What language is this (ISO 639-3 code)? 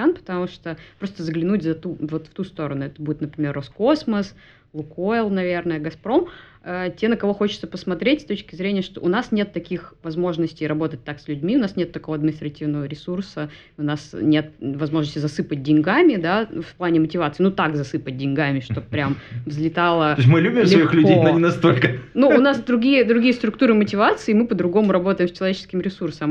rus